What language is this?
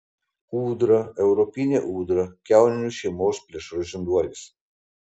Lithuanian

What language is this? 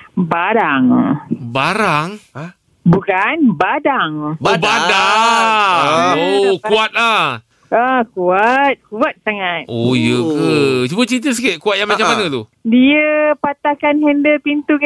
Malay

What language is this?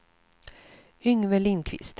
Swedish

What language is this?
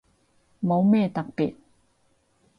Cantonese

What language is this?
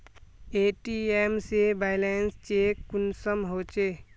Magahi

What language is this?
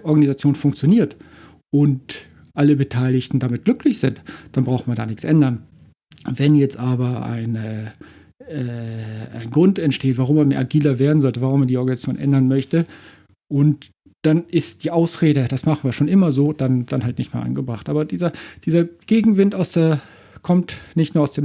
German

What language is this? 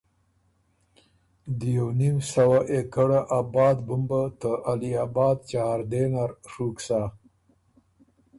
Ormuri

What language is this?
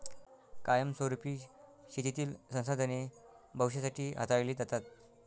Marathi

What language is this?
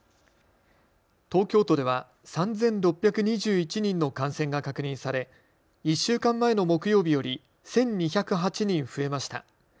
Japanese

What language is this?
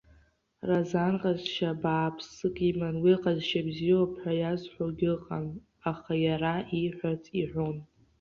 Abkhazian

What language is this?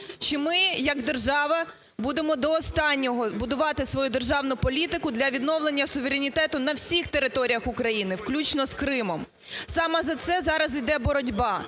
Ukrainian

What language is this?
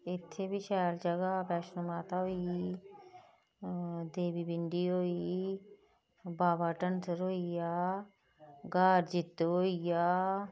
Dogri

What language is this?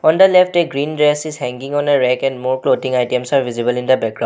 English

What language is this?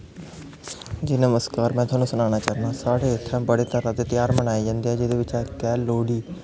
Dogri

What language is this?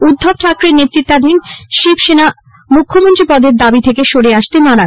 Bangla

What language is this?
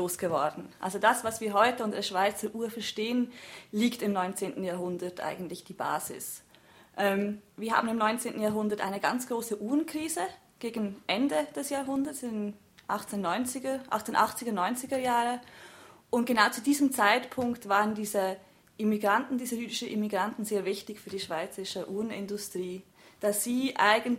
German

